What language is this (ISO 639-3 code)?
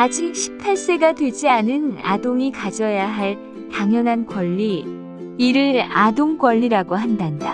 kor